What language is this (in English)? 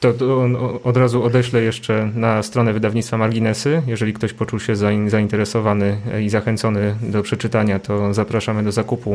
Polish